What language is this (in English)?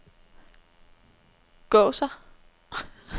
Danish